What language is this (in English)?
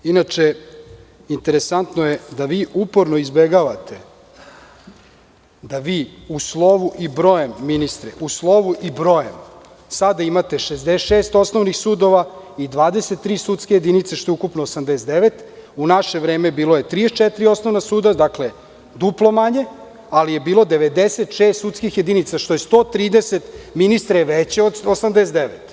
Serbian